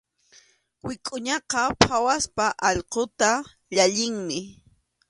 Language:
Arequipa-La Unión Quechua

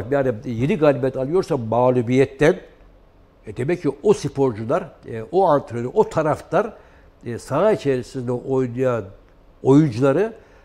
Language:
Turkish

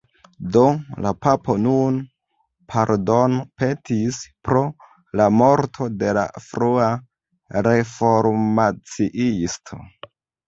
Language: Esperanto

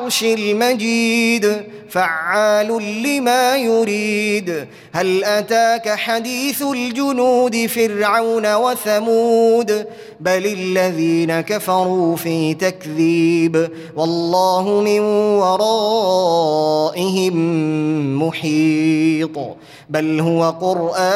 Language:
Arabic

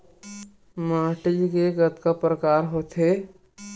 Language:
Chhattisgarhi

